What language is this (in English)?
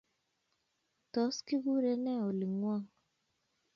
Kalenjin